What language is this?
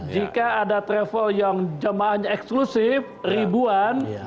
Indonesian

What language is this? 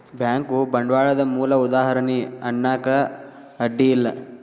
Kannada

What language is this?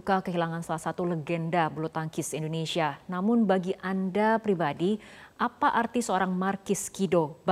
Indonesian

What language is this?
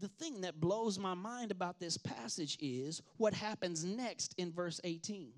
English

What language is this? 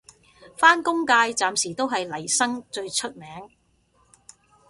Cantonese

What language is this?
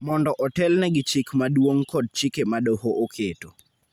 Luo (Kenya and Tanzania)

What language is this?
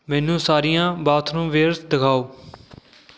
Punjabi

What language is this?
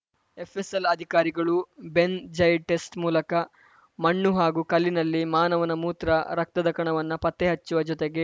Kannada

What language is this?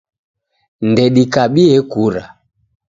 Taita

